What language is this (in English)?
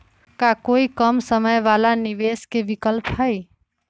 Magahi